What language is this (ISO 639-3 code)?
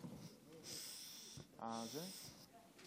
heb